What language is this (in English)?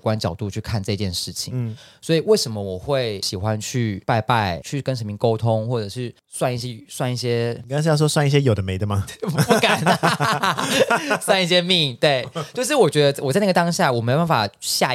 Chinese